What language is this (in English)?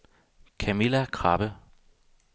Danish